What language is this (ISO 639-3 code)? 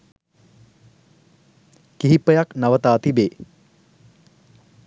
sin